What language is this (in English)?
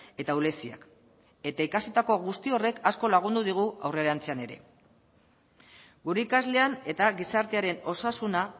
Basque